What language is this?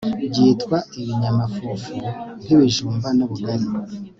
Kinyarwanda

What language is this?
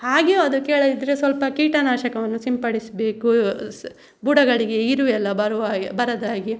Kannada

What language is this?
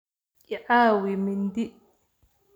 Somali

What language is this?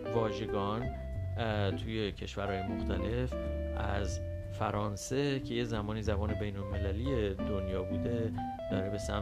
Persian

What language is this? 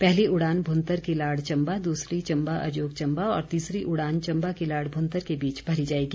Hindi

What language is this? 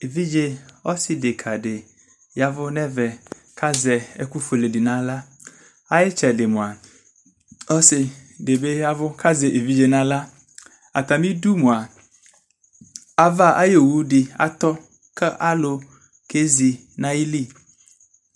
Ikposo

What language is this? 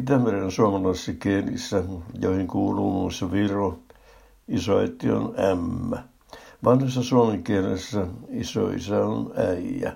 Finnish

